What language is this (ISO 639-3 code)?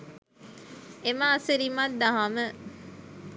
sin